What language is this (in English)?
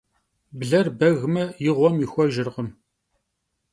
Kabardian